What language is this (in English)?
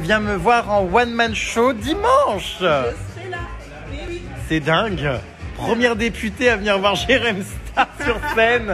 French